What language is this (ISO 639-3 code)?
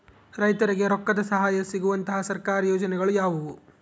kan